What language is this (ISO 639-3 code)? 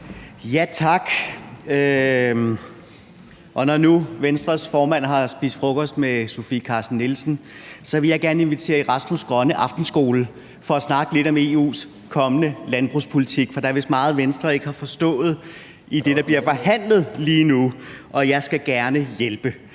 dan